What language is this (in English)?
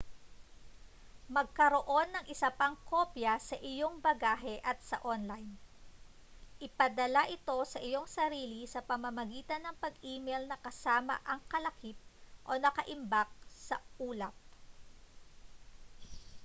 Filipino